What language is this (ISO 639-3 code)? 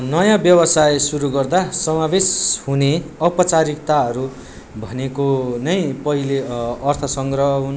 nep